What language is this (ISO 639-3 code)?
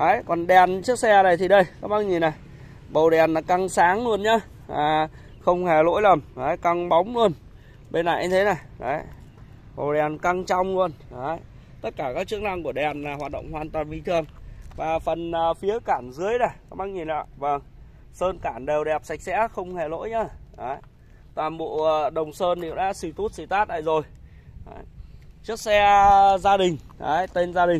vie